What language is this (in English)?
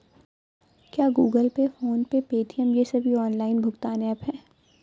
Hindi